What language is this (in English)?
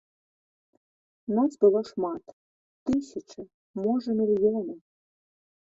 Belarusian